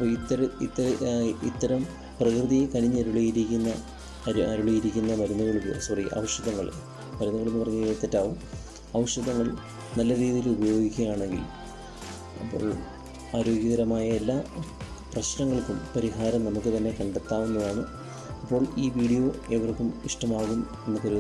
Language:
Malayalam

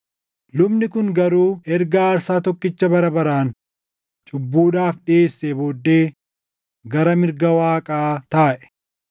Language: Oromo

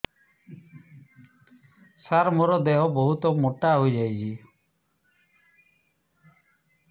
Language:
Odia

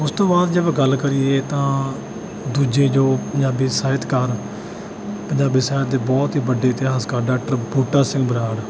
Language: Punjabi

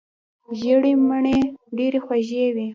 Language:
Pashto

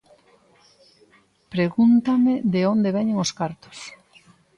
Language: Galician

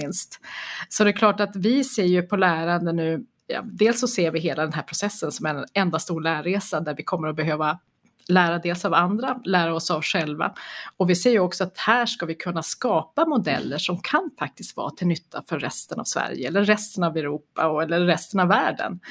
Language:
Swedish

